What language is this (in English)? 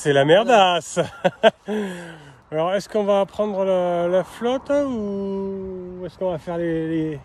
French